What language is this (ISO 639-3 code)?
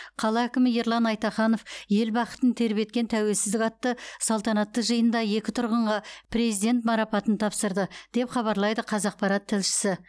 kaz